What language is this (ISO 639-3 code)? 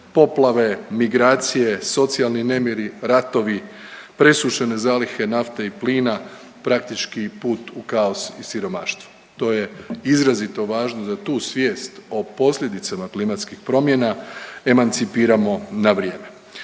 hrv